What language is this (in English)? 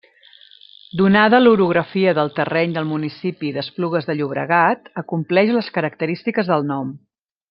Catalan